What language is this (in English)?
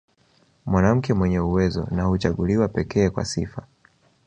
Swahili